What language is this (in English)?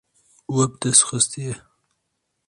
Kurdish